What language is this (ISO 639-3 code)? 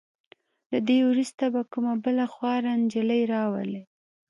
pus